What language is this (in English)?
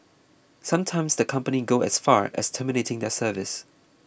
English